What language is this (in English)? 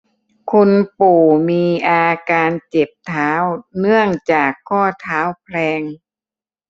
Thai